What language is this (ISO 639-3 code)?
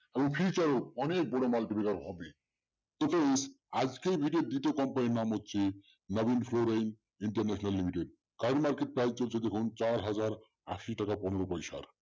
ben